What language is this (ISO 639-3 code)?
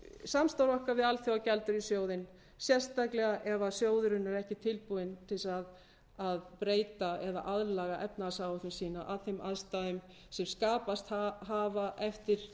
isl